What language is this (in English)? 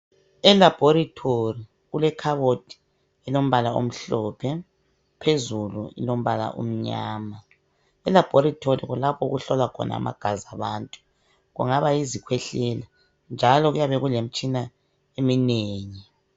North Ndebele